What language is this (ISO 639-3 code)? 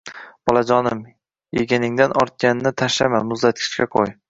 uzb